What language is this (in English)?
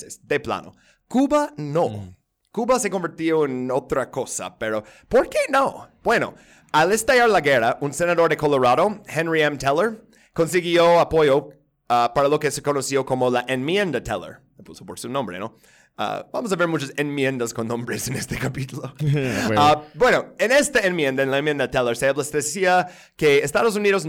Spanish